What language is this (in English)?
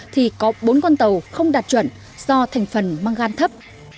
Vietnamese